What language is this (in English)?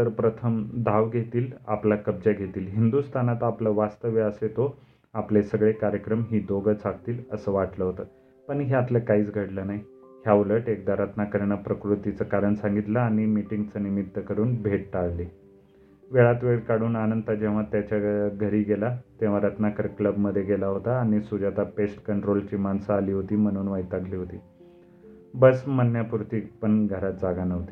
Marathi